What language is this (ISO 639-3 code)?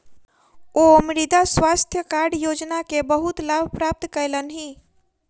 mai